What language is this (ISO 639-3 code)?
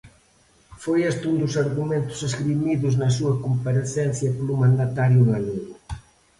glg